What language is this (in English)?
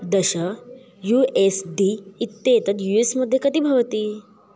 Sanskrit